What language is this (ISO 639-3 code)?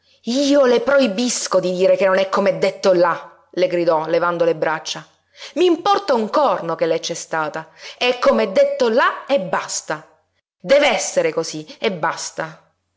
ita